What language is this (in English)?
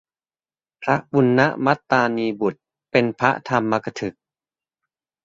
Thai